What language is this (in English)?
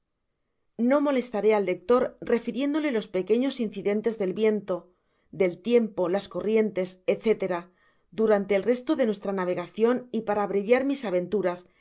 Spanish